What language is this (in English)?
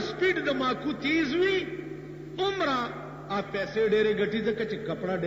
Arabic